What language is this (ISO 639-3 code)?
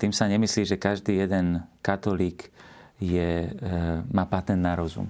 slk